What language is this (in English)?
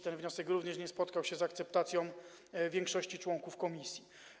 Polish